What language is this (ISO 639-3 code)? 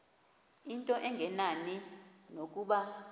xho